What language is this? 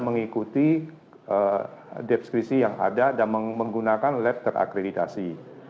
Indonesian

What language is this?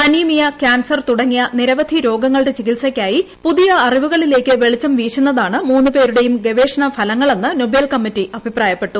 Malayalam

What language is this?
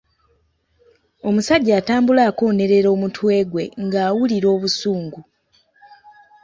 Ganda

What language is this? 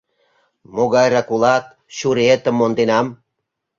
Mari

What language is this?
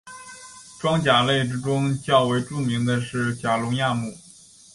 Chinese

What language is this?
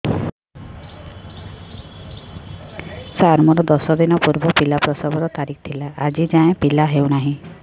Odia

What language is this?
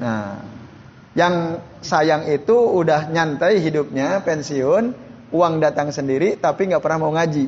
Indonesian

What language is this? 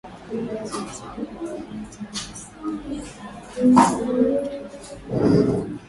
Swahili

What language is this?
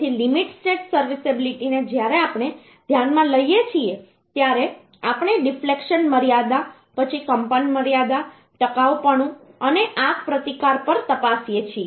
Gujarati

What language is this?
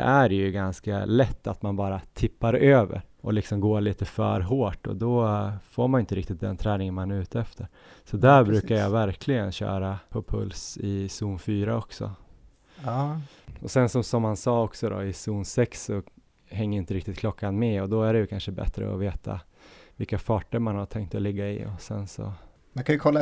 Swedish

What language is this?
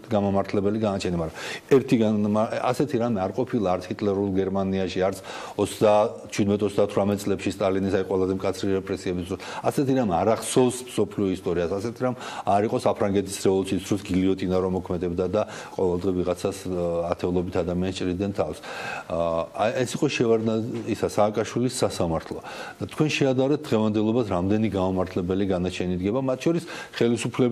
Russian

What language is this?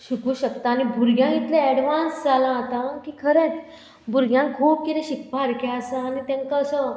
Konkani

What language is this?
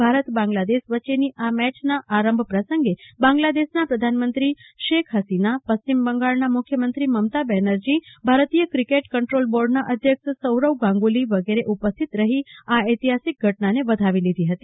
Gujarati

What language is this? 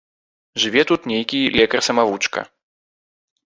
Belarusian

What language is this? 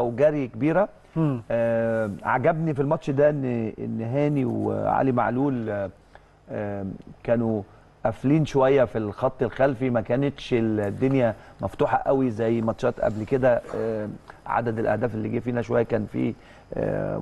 Arabic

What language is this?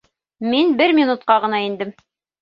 Bashkir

